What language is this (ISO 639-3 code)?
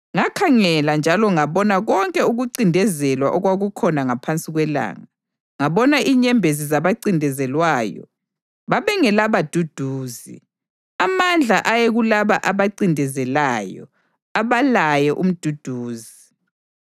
nde